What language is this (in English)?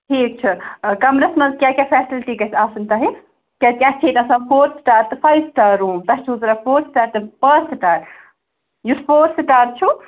Kashmiri